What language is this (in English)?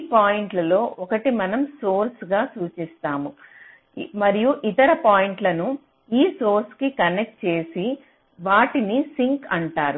Telugu